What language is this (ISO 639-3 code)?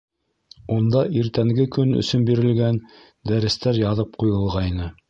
bak